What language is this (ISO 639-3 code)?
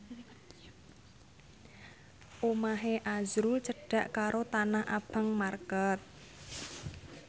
jav